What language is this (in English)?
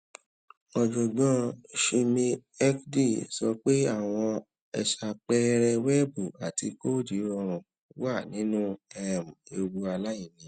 Yoruba